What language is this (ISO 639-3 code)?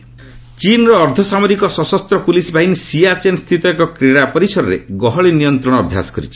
ori